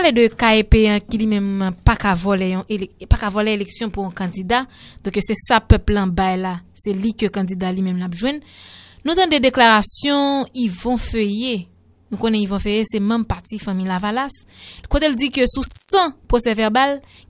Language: French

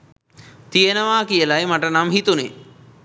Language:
Sinhala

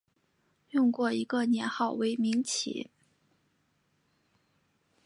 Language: Chinese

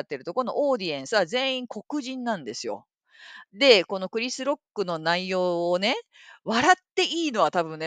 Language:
Japanese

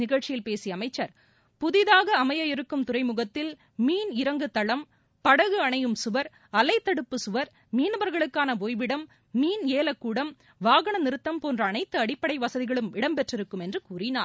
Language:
Tamil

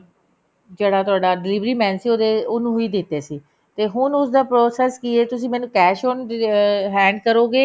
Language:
Punjabi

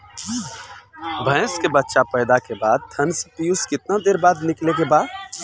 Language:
Bhojpuri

